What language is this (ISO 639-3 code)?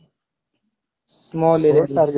ori